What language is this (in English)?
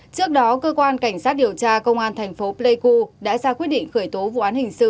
Vietnamese